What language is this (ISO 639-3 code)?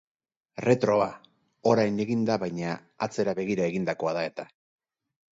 eus